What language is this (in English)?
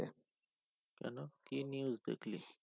Bangla